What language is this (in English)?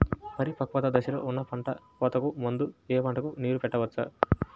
Telugu